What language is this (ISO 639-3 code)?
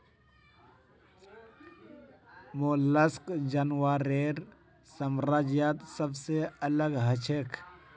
mag